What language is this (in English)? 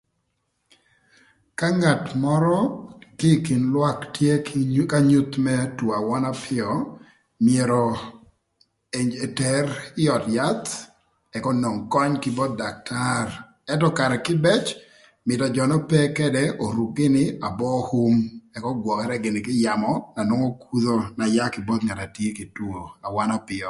Thur